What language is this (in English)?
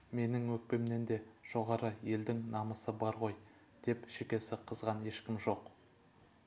Kazakh